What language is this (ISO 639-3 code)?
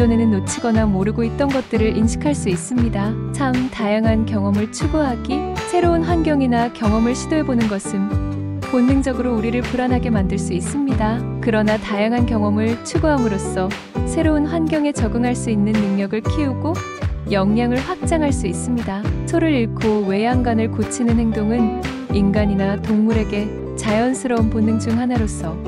kor